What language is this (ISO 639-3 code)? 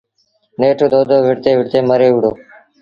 sbn